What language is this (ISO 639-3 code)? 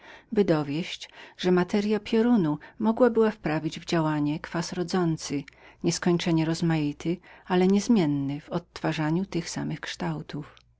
pol